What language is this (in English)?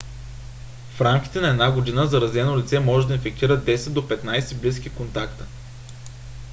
Bulgarian